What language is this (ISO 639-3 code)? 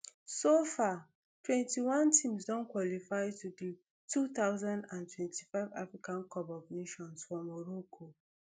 pcm